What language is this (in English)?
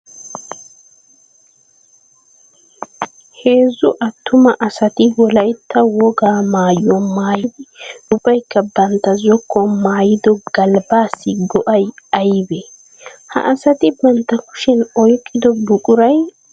Wolaytta